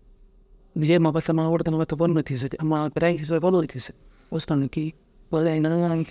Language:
Dazaga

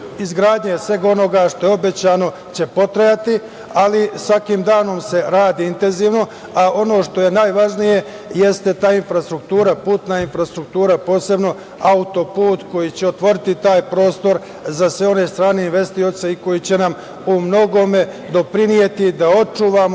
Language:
Serbian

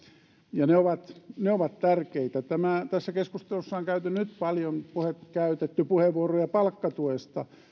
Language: Finnish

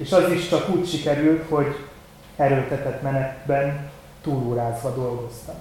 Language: Hungarian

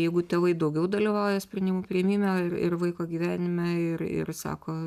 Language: Lithuanian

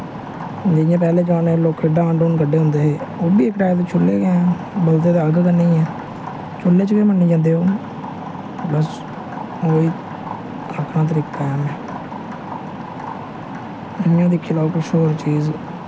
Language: Dogri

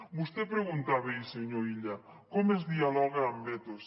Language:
Catalan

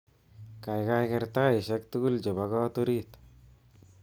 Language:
Kalenjin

